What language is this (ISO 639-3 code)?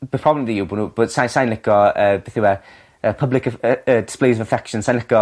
cym